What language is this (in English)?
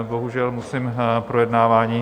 Czech